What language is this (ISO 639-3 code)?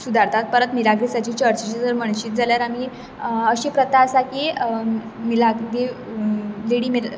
kok